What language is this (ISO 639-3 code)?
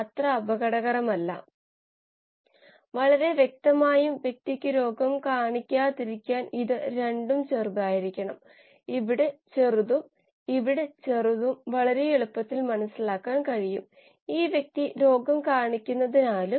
mal